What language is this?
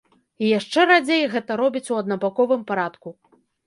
Belarusian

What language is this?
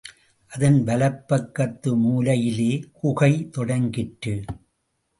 Tamil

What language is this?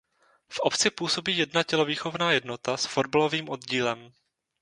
Czech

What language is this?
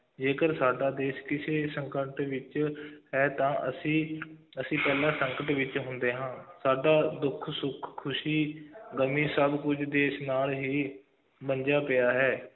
Punjabi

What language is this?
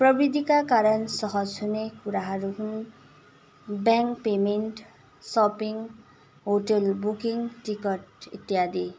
Nepali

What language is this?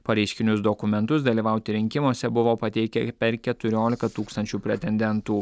Lithuanian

